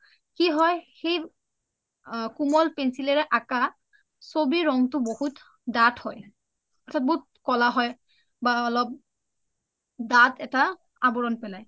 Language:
Assamese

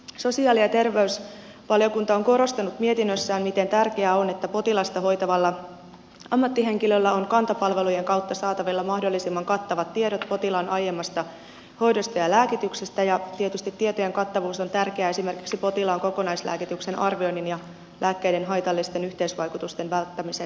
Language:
Finnish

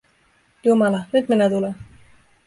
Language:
Finnish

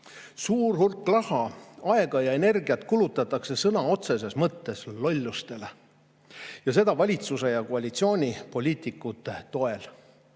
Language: Estonian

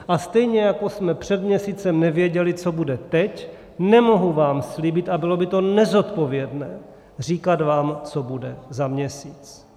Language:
Czech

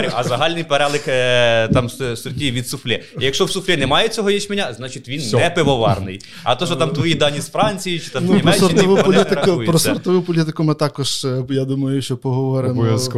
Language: Ukrainian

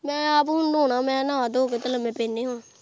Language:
Punjabi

